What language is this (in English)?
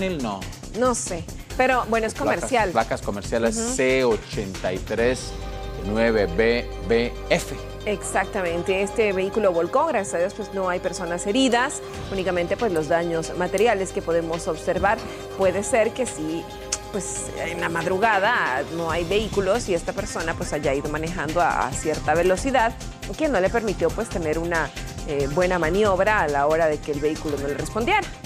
Spanish